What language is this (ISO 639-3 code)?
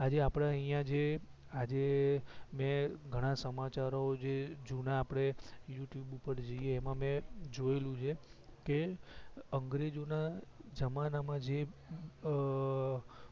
guj